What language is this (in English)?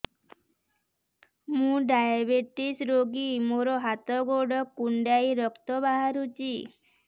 Odia